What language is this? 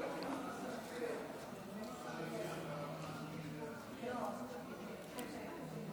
Hebrew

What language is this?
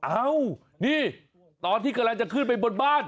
Thai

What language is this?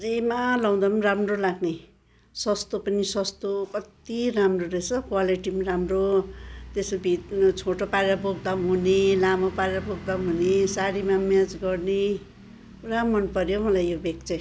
Nepali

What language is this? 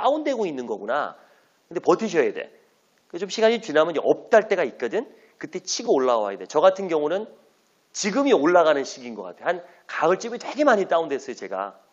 Korean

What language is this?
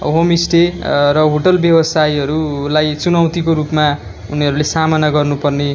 Nepali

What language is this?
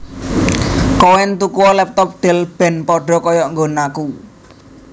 Javanese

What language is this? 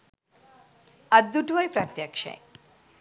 Sinhala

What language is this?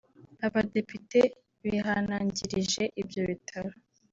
Kinyarwanda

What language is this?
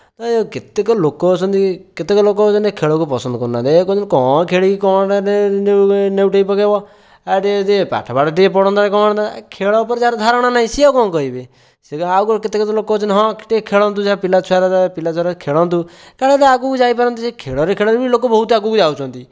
Odia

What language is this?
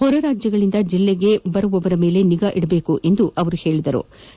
Kannada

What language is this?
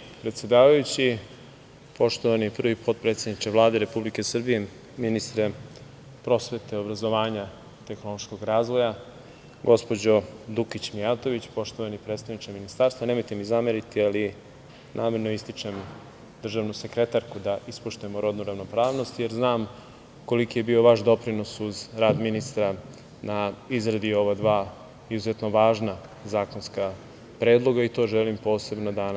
Serbian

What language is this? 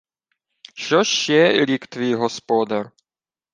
Ukrainian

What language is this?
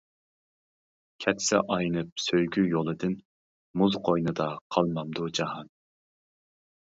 Uyghur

